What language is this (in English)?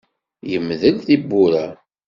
Kabyle